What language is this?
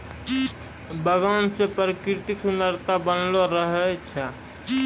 Maithili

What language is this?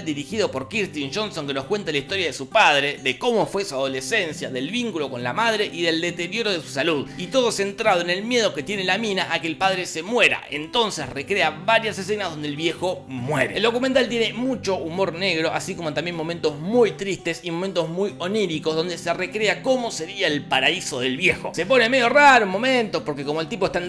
Spanish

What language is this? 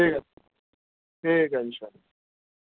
Urdu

